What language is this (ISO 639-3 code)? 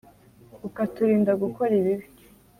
kin